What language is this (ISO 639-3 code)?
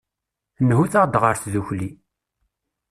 kab